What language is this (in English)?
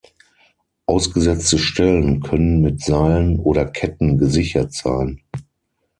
German